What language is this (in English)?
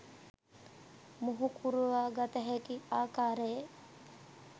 Sinhala